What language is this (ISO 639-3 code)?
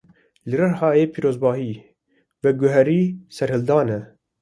kur